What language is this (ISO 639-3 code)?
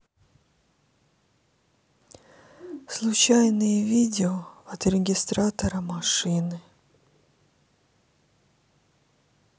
rus